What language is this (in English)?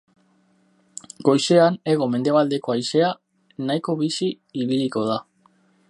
Basque